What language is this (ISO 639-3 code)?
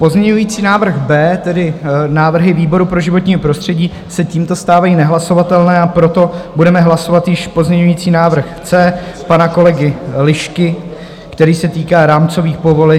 ces